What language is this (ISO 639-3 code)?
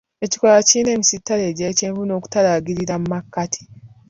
lug